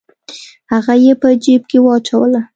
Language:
Pashto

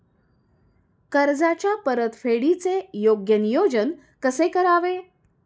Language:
Marathi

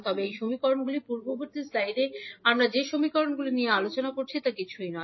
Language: Bangla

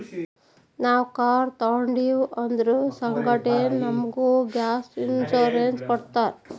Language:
Kannada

